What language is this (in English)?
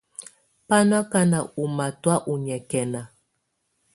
Tunen